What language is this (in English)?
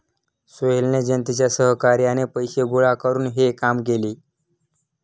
Marathi